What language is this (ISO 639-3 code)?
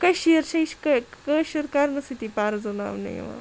kas